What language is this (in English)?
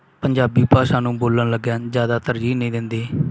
Punjabi